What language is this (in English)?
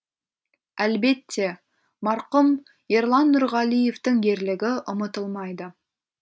Kazakh